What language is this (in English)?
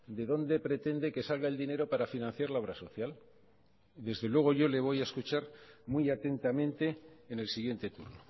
Spanish